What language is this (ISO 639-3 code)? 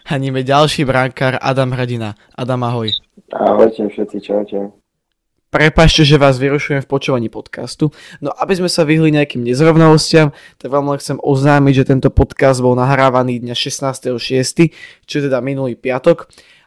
slk